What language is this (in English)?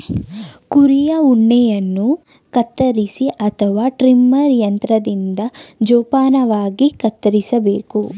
Kannada